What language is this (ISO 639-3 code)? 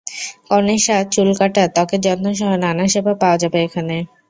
ben